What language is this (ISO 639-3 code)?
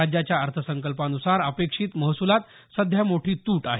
mar